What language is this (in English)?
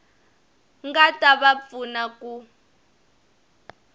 Tsonga